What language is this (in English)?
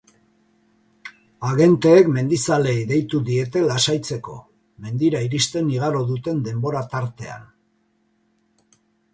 Basque